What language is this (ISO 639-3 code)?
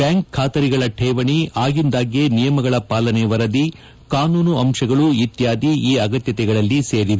kan